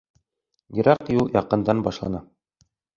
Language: Bashkir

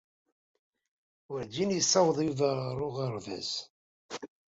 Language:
Kabyle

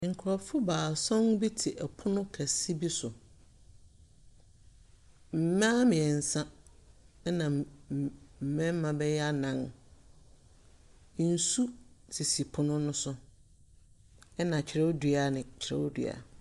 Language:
Akan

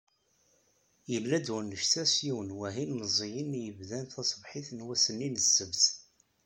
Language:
Kabyle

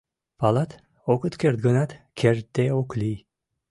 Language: Mari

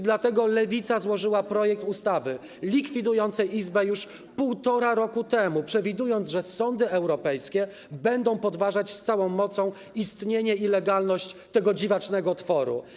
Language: Polish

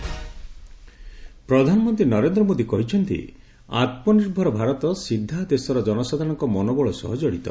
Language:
Odia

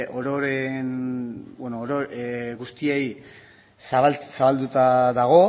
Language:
Basque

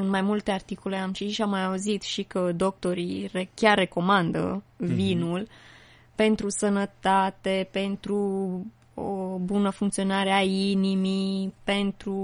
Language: Romanian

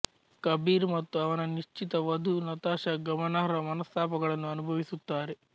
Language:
Kannada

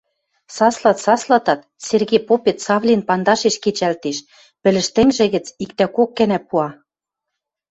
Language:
Western Mari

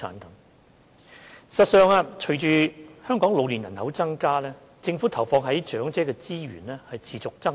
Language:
Cantonese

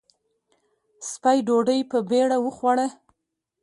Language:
Pashto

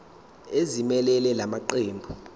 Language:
Zulu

